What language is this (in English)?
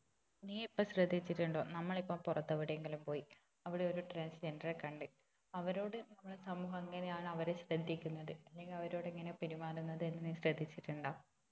Malayalam